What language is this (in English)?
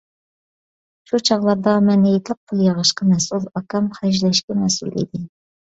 Uyghur